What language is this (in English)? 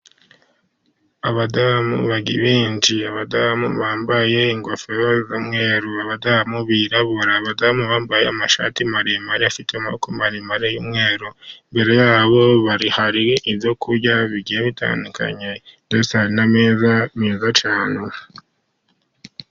Kinyarwanda